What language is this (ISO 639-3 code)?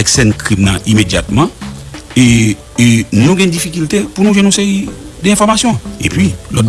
fra